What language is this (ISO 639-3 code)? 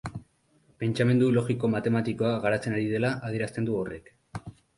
eus